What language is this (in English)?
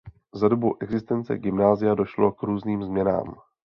Czech